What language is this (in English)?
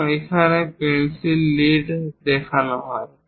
Bangla